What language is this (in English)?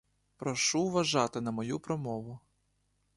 Ukrainian